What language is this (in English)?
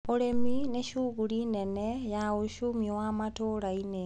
Kikuyu